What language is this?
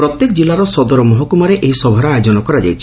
Odia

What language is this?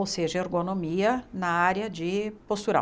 Portuguese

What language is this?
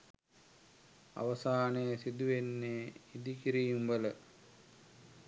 Sinhala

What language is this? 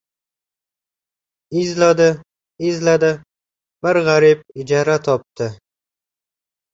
Uzbek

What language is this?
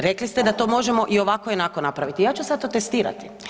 Croatian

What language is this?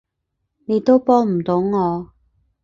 Cantonese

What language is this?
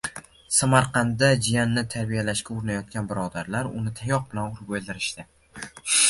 Uzbek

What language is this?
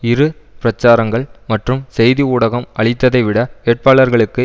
Tamil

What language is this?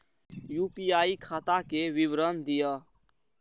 Maithili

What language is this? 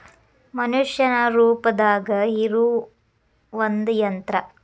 Kannada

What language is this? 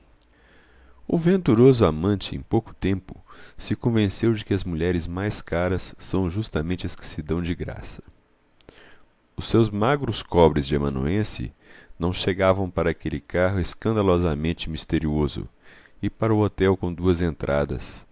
Portuguese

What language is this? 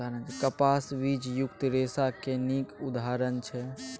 Maithili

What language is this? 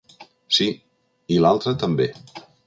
Catalan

